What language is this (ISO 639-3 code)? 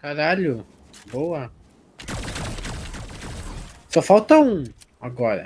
por